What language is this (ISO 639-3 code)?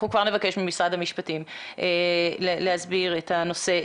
heb